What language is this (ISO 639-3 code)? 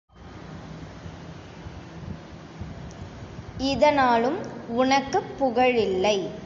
tam